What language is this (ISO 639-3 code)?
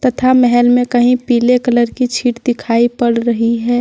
hin